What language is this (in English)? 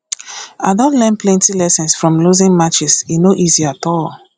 Nigerian Pidgin